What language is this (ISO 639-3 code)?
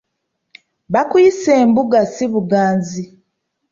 lug